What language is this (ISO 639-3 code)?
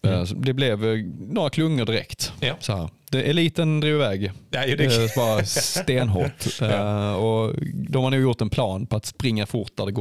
swe